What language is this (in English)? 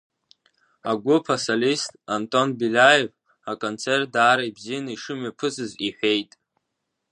Abkhazian